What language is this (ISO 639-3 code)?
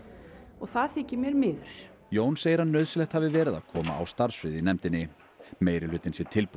isl